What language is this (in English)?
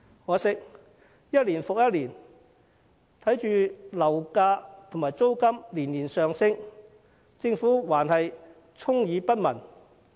Cantonese